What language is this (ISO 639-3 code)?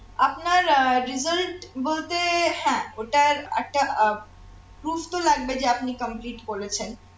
ben